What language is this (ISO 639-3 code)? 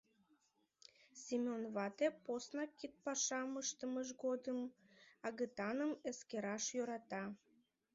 chm